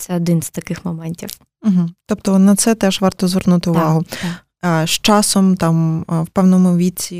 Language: Ukrainian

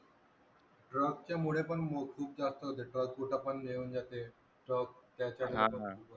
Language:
Marathi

